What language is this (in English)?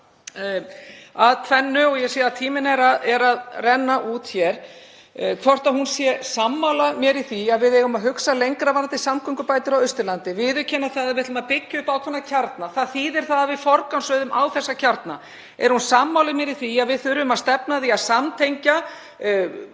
Icelandic